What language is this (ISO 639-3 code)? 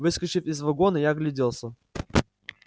rus